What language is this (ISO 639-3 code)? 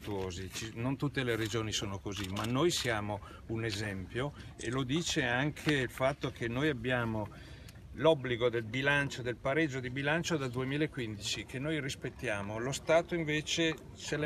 ita